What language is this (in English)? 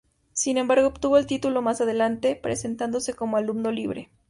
Spanish